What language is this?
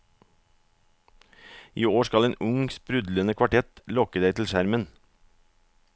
Norwegian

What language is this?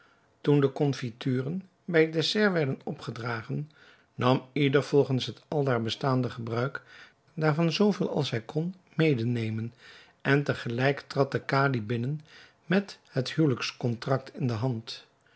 Dutch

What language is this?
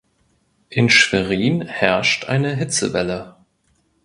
German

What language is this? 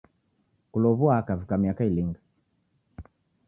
Taita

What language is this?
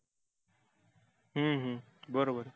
Marathi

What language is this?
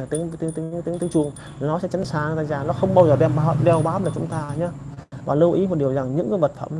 Vietnamese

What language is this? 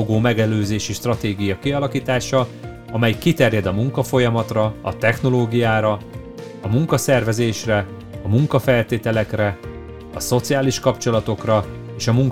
Hungarian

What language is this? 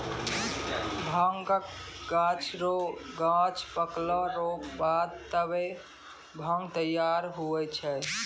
Maithili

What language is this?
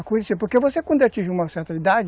Portuguese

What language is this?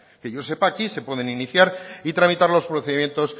Spanish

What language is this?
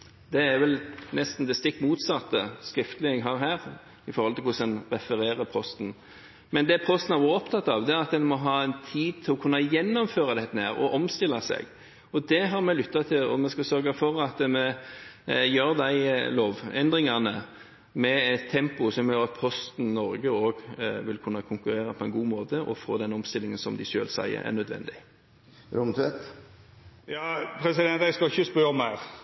Norwegian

